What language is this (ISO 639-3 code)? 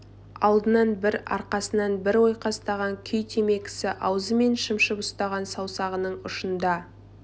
kaz